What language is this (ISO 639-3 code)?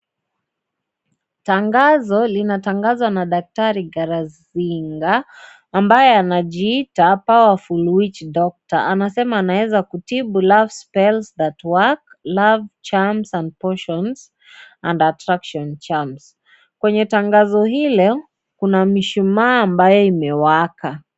swa